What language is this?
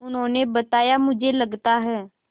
Hindi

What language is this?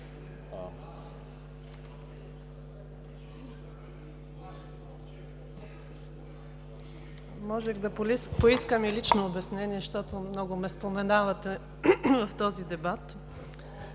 Bulgarian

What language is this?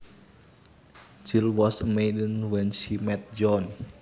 Javanese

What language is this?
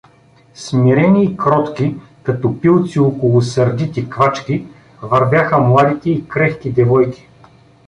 Bulgarian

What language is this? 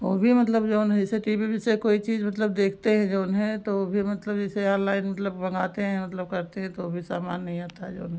Hindi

